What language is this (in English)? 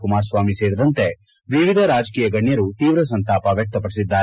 Kannada